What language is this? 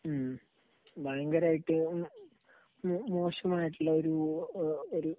Malayalam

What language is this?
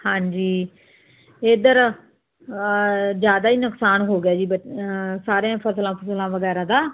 Punjabi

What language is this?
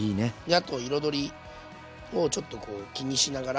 Japanese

